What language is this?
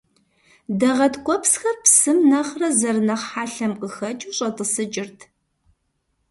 Kabardian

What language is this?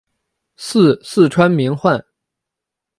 Chinese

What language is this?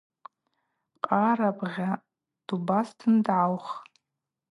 Abaza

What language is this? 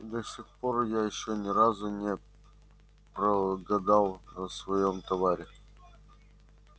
Russian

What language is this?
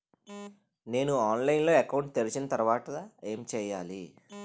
Telugu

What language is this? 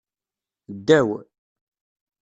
Kabyle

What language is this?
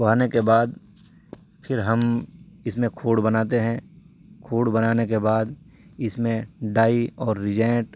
Urdu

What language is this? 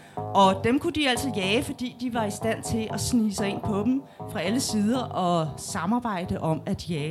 Danish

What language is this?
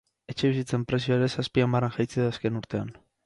Basque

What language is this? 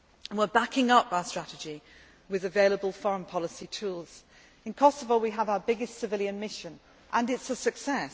English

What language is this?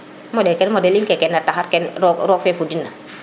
Serer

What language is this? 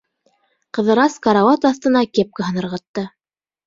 Bashkir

